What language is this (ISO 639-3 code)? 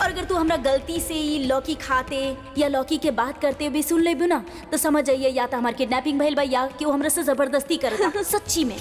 hin